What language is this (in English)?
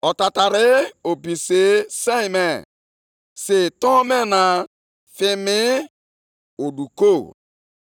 Igbo